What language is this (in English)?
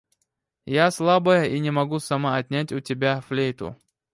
Russian